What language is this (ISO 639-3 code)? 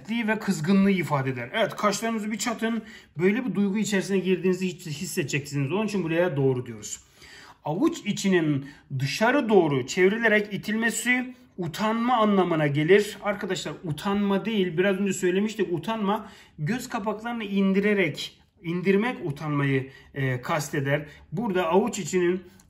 tur